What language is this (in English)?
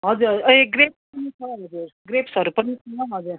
Nepali